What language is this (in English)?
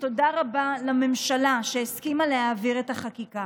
Hebrew